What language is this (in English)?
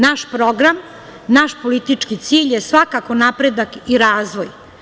Serbian